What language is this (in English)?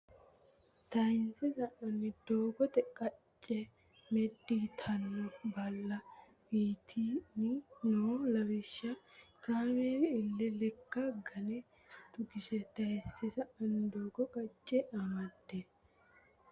Sidamo